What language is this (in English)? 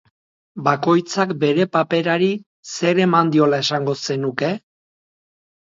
Basque